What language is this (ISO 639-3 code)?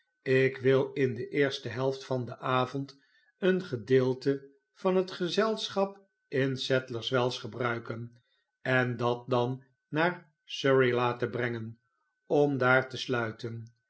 nld